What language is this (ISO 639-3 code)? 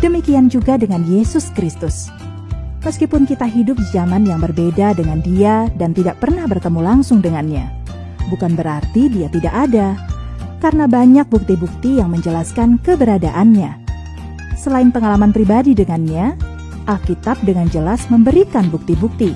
ind